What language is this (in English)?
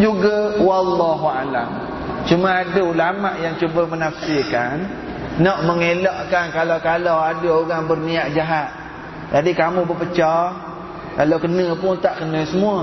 Malay